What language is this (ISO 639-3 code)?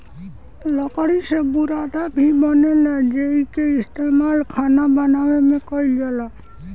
bho